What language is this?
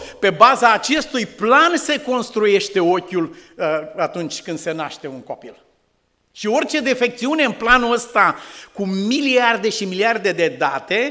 Romanian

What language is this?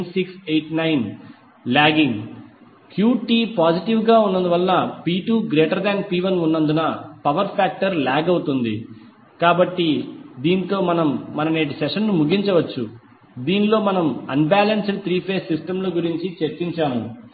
Telugu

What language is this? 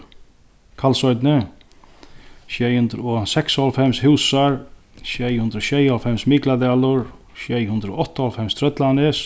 Faroese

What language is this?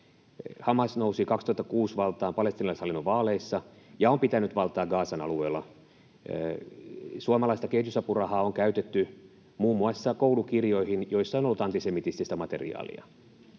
Finnish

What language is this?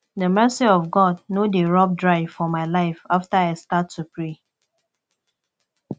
Nigerian Pidgin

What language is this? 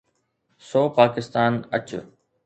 Sindhi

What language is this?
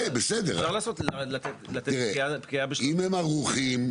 Hebrew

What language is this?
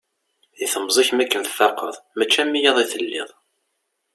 Kabyle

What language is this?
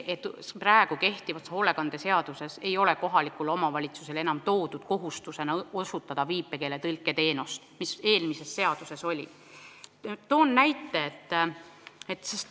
Estonian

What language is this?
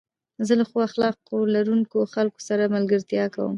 Pashto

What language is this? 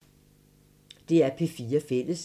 Danish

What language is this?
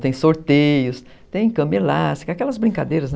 Portuguese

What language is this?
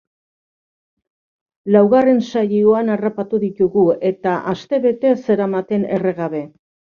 Basque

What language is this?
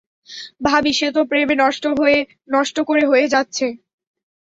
Bangla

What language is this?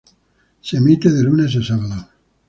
Spanish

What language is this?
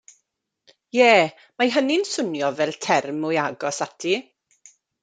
Welsh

